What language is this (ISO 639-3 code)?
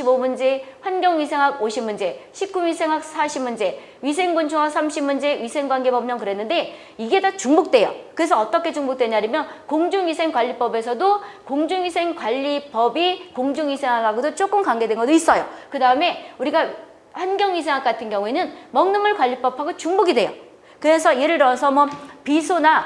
kor